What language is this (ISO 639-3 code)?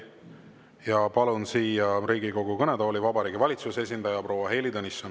est